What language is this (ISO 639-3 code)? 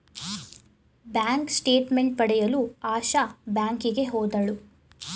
kan